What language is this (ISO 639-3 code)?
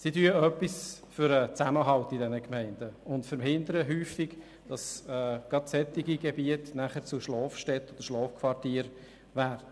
gsw